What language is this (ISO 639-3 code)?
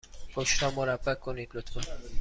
fas